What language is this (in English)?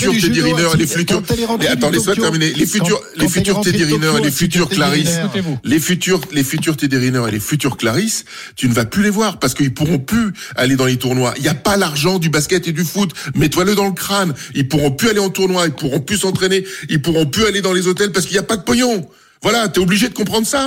French